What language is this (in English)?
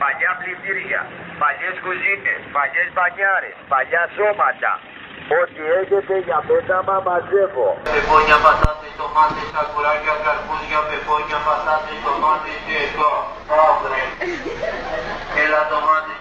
Greek